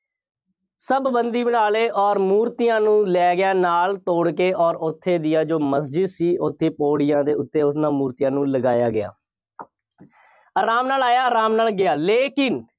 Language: Punjabi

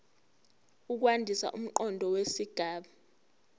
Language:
Zulu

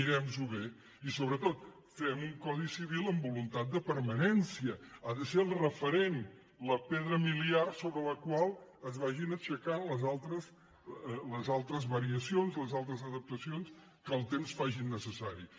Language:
Catalan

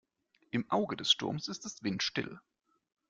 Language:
German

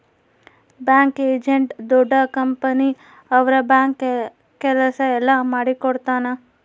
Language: Kannada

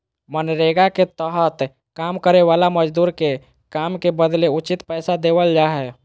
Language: Magahi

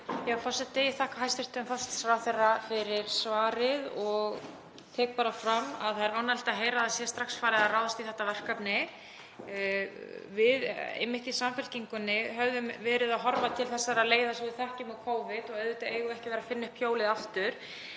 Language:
Icelandic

